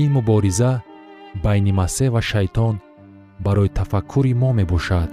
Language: Persian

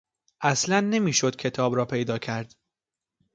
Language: Persian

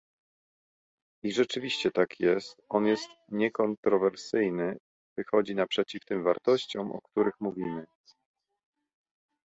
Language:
Polish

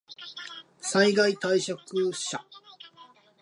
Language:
Japanese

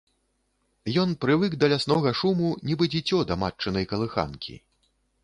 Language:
Belarusian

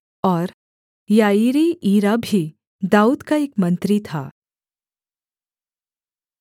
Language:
Hindi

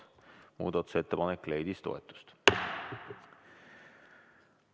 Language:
Estonian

